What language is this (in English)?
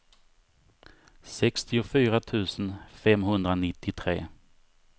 Swedish